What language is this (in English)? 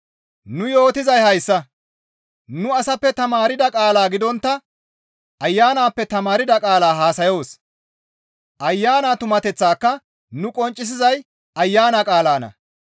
Gamo